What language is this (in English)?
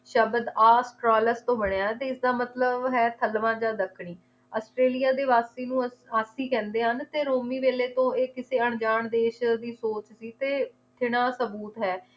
Punjabi